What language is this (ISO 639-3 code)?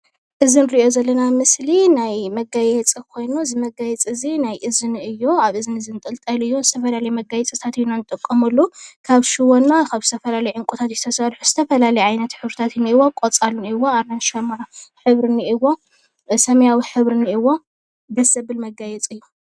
tir